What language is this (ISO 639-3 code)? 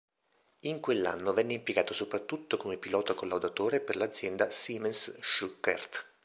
ita